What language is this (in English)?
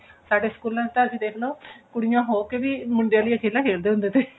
Punjabi